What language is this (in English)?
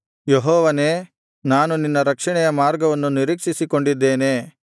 Kannada